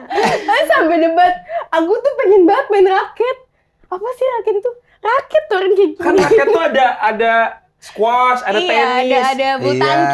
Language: Indonesian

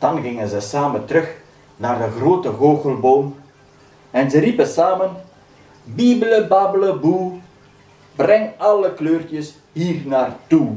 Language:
Dutch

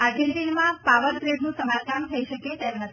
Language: Gujarati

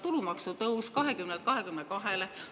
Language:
Estonian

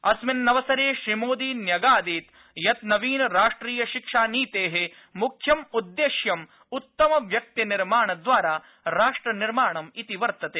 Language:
Sanskrit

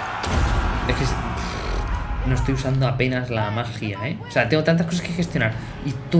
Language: Spanish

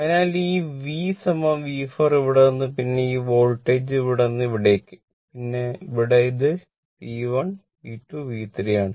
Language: Malayalam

